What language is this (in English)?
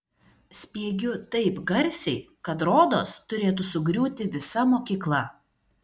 Lithuanian